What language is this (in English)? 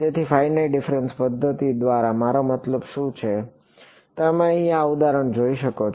Gujarati